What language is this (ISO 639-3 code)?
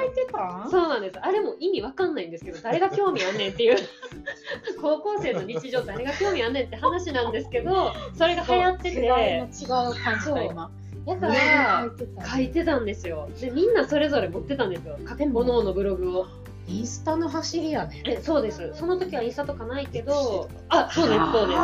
jpn